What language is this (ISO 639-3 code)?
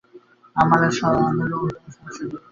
ben